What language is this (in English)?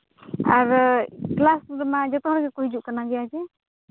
Santali